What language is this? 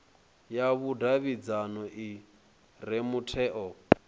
Venda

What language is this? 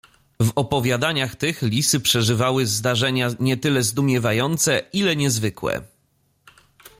Polish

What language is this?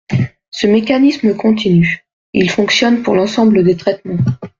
French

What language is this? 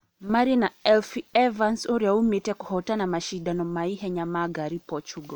Kikuyu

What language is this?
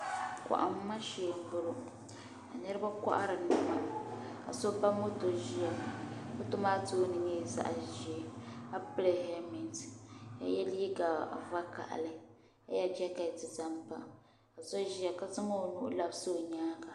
Dagbani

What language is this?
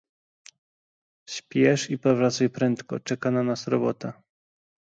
Polish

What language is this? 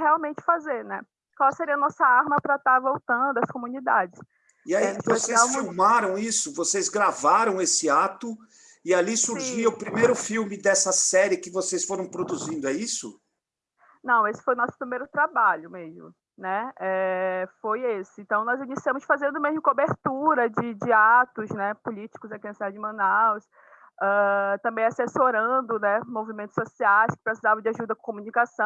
Portuguese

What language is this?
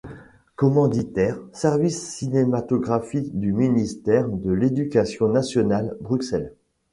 French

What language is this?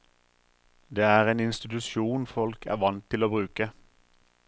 Norwegian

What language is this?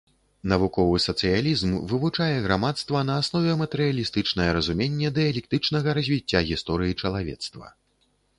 Belarusian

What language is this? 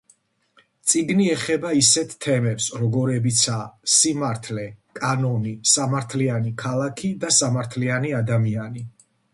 Georgian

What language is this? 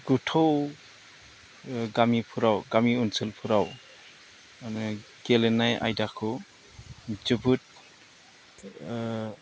Bodo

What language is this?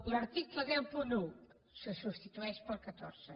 Catalan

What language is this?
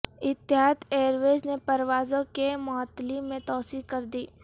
Urdu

